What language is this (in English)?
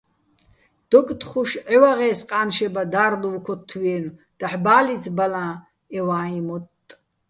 Bats